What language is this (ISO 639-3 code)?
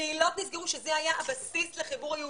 heb